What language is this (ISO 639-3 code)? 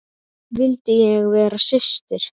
isl